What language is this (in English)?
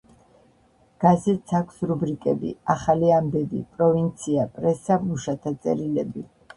Georgian